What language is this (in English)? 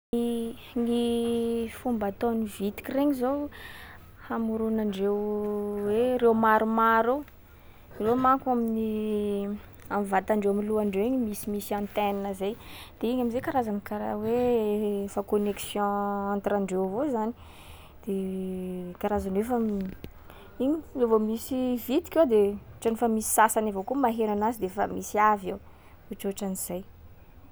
Sakalava Malagasy